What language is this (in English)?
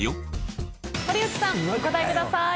Japanese